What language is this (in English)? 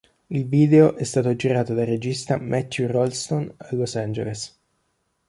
Italian